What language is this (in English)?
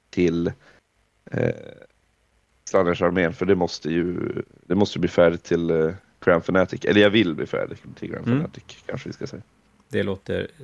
Swedish